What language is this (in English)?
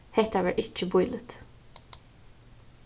Faroese